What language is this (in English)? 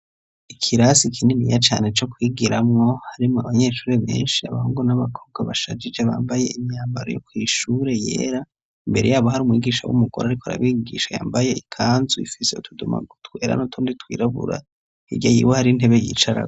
Rundi